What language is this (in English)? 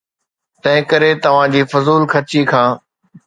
Sindhi